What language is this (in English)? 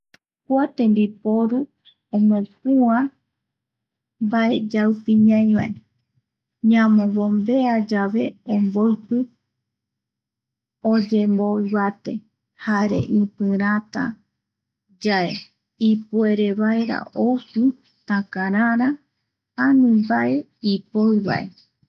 Eastern Bolivian Guaraní